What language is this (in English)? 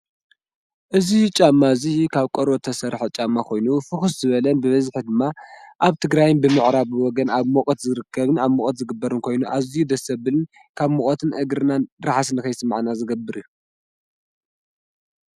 Tigrinya